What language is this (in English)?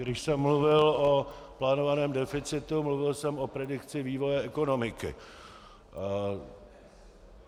Czech